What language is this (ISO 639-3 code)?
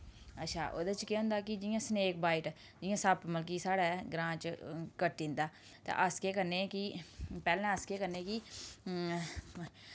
doi